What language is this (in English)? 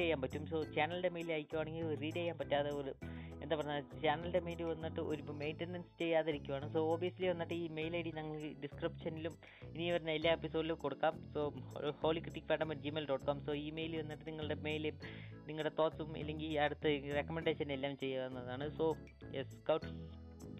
Malayalam